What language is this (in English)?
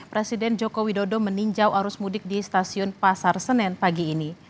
Indonesian